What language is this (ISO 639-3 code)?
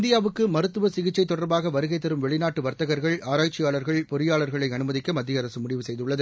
tam